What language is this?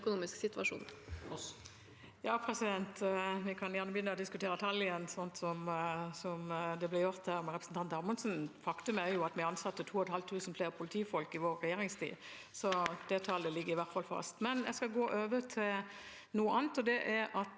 Norwegian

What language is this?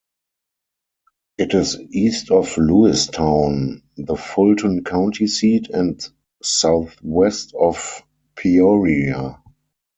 English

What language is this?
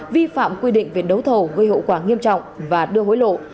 Vietnamese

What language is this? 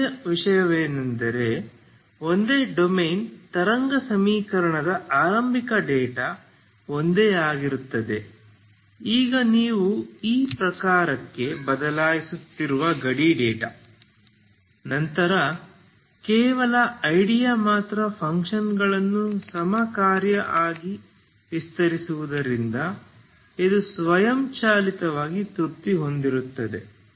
Kannada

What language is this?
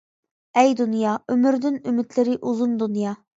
Uyghur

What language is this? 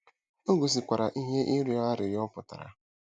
Igbo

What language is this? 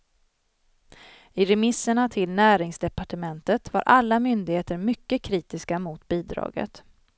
Swedish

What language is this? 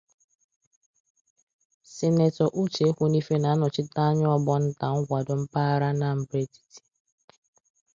Igbo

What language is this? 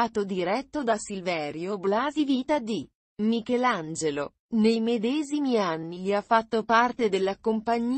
Italian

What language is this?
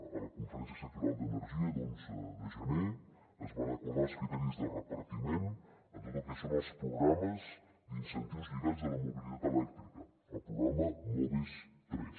Catalan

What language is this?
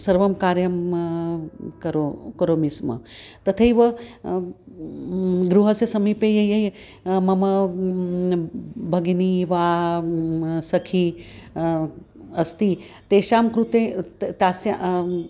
Sanskrit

